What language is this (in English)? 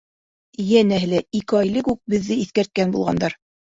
Bashkir